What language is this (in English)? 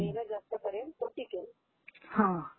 Marathi